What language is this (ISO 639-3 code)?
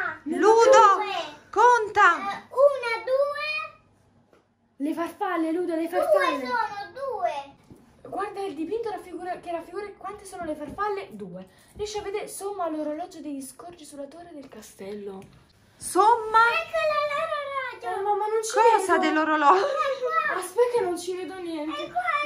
ita